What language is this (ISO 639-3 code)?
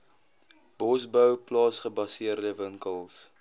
afr